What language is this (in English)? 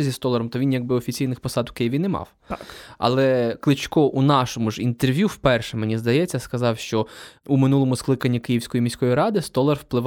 Ukrainian